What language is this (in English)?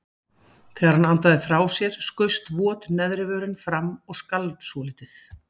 Icelandic